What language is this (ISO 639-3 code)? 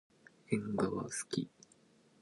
jpn